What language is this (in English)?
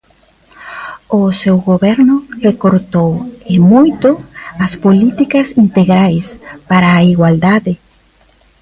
Galician